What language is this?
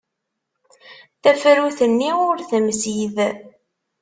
Kabyle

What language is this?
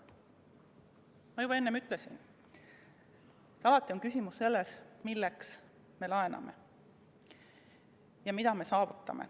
Estonian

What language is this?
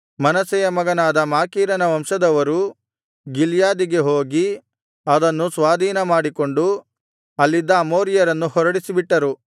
Kannada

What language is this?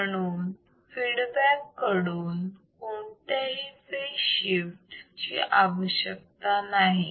Marathi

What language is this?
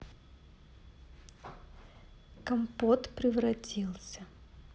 Russian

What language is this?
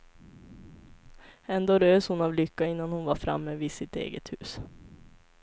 Swedish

